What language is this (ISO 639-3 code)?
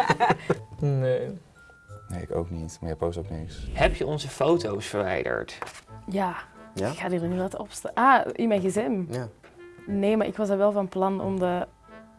nld